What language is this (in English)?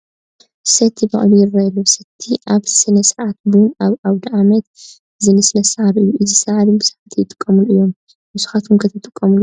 Tigrinya